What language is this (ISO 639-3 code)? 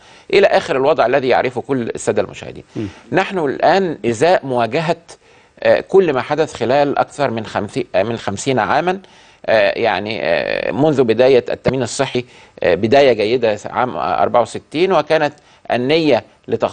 ara